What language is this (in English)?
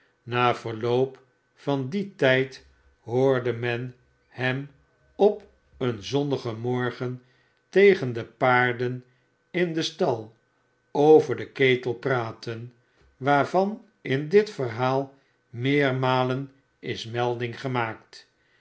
Dutch